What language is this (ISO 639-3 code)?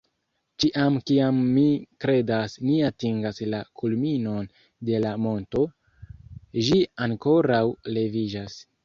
epo